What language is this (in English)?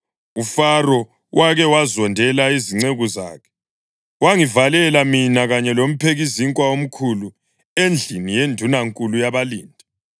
North Ndebele